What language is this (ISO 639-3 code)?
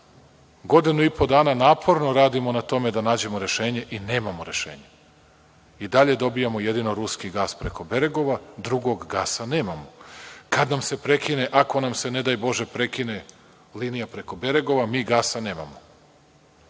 srp